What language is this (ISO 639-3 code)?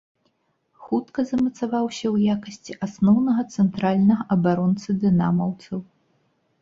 bel